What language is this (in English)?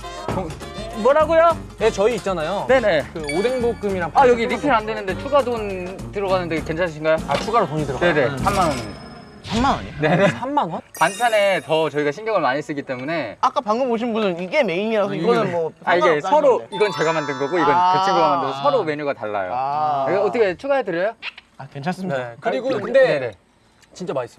Korean